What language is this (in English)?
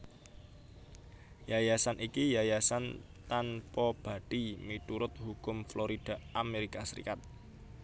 Javanese